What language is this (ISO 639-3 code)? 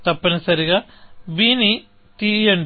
tel